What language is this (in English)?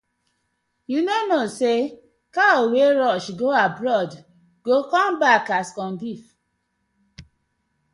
Nigerian Pidgin